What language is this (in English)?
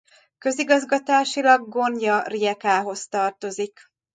Hungarian